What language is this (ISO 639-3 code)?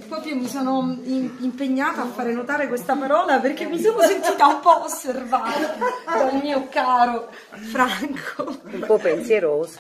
ita